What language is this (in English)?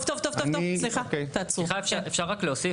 Hebrew